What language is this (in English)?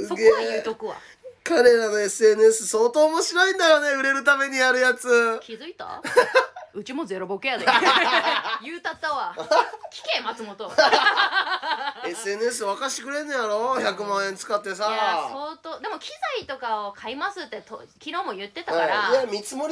Japanese